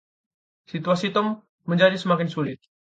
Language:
Indonesian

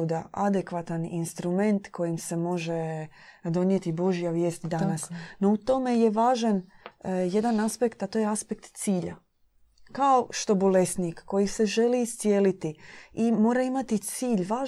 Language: Croatian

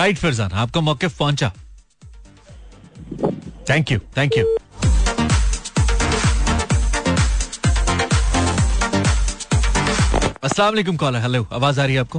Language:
Hindi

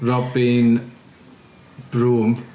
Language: English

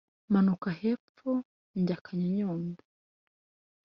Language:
Kinyarwanda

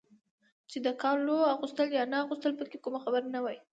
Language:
Pashto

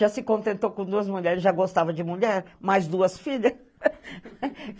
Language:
Portuguese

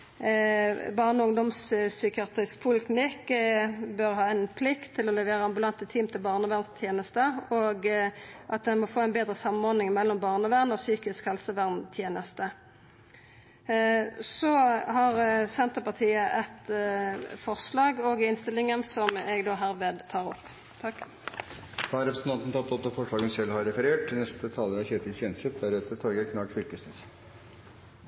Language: Norwegian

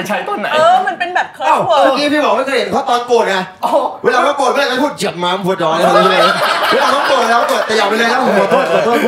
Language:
Thai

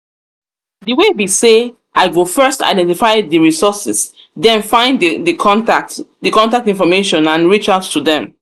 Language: Nigerian Pidgin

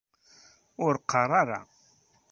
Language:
Kabyle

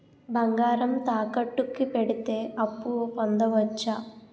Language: Telugu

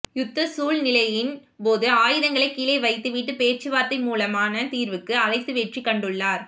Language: Tamil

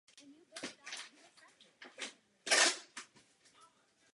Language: Czech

